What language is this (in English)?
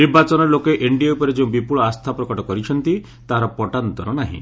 Odia